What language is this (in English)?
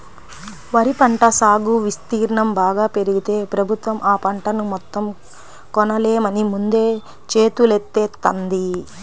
Telugu